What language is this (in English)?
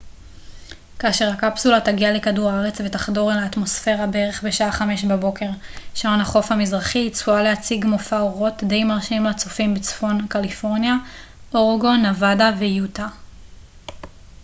Hebrew